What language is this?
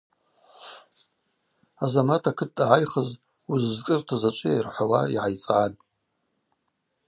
Abaza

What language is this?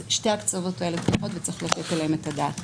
Hebrew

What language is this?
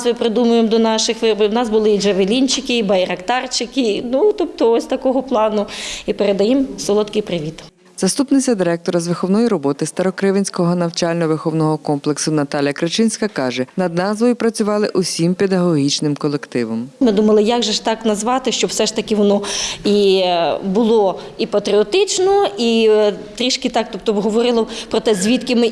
Ukrainian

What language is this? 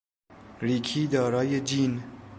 Persian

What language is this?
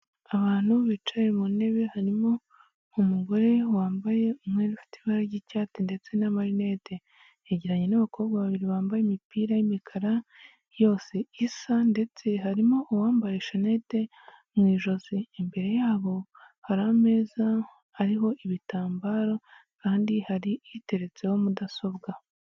Kinyarwanda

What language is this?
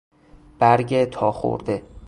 Persian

